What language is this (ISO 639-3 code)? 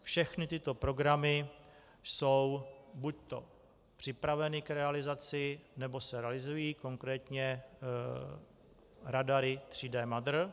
ces